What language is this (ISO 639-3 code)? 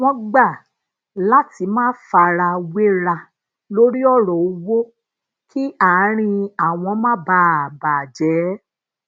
yor